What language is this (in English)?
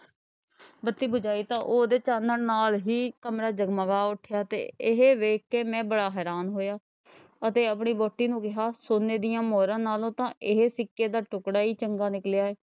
Punjabi